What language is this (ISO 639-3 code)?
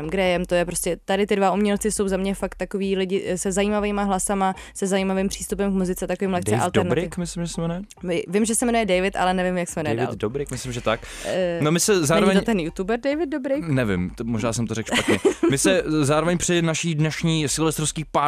ces